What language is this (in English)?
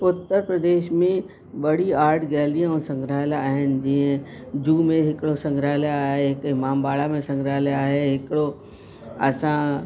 Sindhi